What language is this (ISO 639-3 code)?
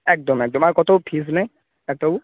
ben